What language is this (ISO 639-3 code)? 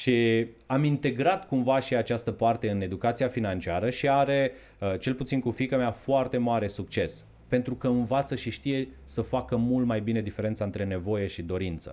ron